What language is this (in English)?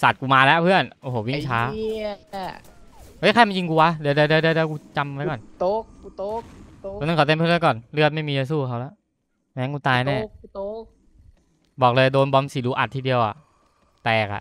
Thai